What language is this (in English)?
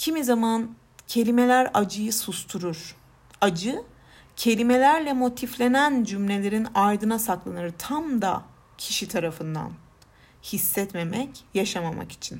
Turkish